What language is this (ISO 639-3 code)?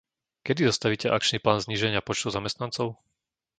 slk